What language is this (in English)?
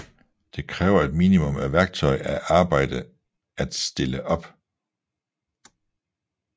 Danish